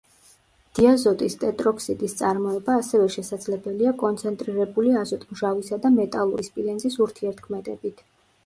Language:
Georgian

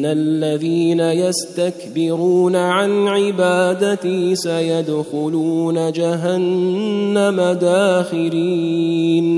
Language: Arabic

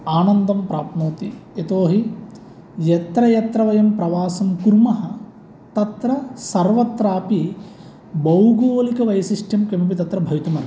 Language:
Sanskrit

